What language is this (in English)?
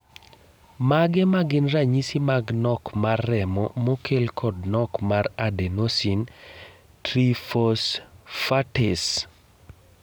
Luo (Kenya and Tanzania)